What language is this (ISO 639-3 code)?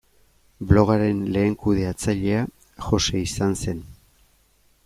eus